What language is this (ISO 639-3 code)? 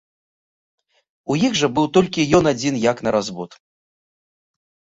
bel